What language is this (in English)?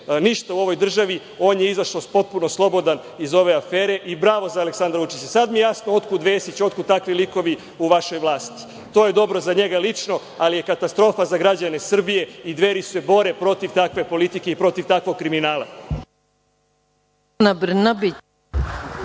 Serbian